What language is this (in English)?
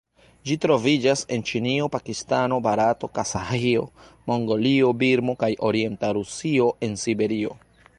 Esperanto